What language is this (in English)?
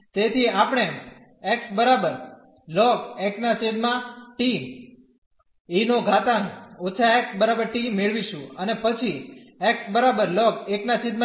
Gujarati